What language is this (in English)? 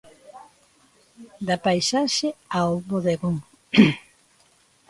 Galician